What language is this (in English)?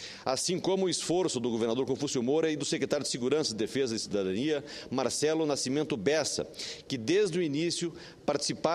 Portuguese